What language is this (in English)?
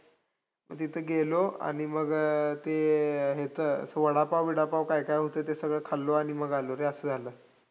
Marathi